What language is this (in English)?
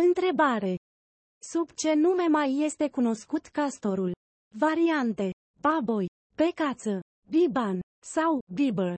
Romanian